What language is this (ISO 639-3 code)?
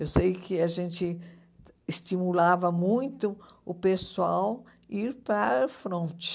por